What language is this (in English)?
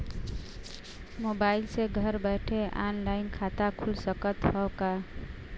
Bhojpuri